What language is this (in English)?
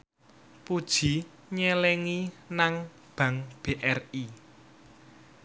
Javanese